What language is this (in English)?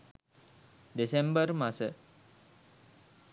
Sinhala